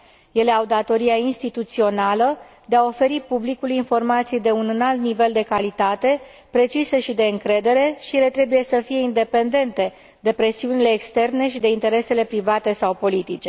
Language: Romanian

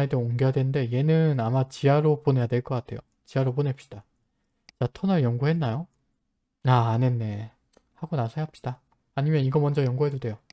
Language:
Korean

